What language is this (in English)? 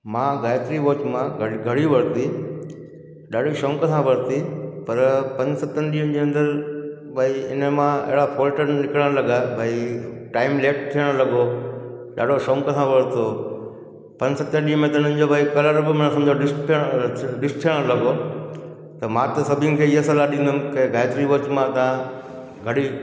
Sindhi